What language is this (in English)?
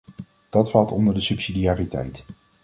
Dutch